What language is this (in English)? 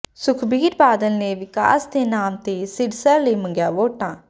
Punjabi